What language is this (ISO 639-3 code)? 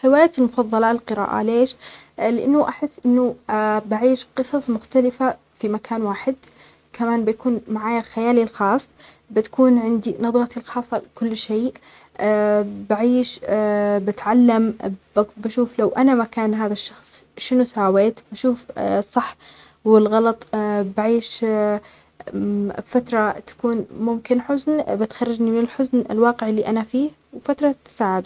acx